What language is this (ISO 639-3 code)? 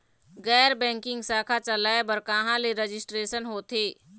hne